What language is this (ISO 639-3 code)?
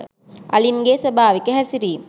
sin